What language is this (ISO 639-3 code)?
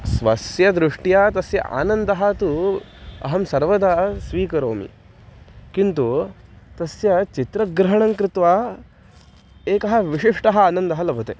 san